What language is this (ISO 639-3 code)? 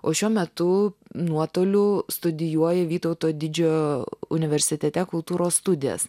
lit